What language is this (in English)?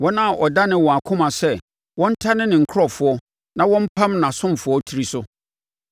Akan